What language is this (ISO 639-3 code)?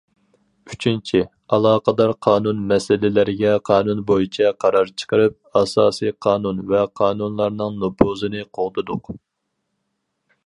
uig